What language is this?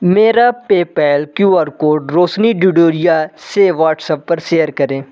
Hindi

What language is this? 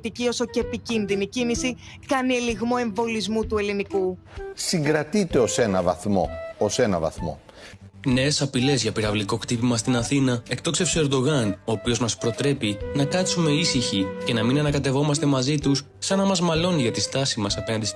Greek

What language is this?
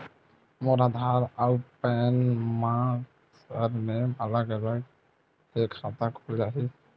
Chhattisgarhi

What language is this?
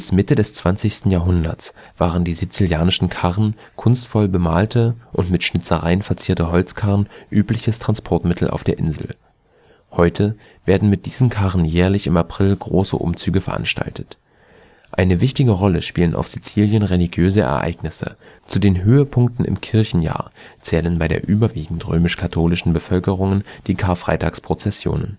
German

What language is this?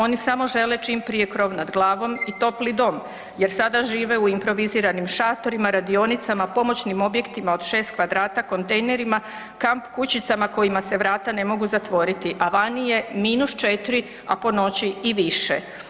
Croatian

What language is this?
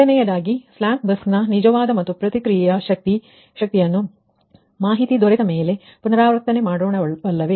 Kannada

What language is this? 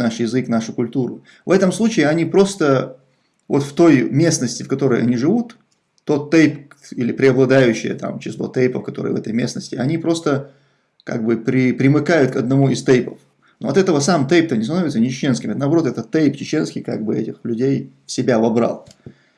Russian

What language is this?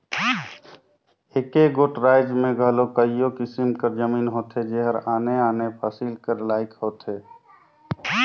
Chhattisgarhi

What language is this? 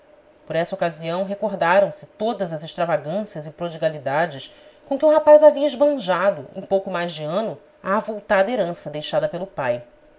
Portuguese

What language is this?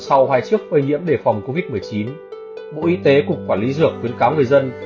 Vietnamese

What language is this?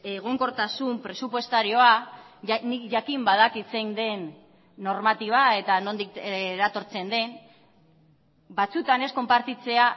Basque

